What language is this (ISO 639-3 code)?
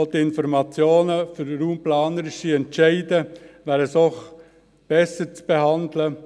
gsw